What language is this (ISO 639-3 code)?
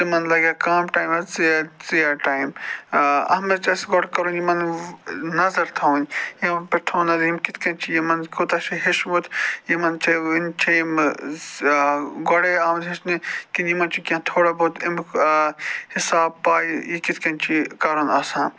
kas